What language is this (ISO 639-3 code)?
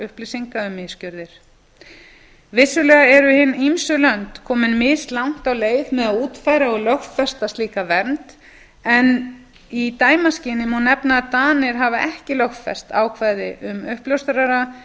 isl